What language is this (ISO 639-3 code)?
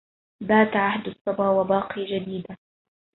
ara